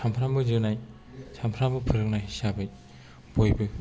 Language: Bodo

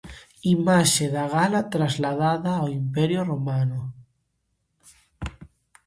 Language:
Galician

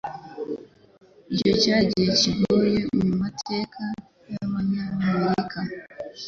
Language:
Kinyarwanda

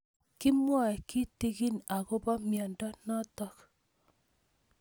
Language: Kalenjin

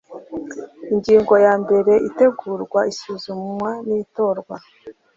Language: Kinyarwanda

